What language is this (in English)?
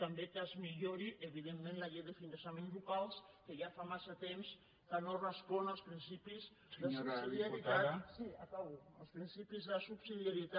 Catalan